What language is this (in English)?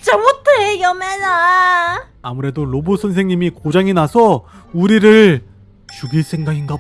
Korean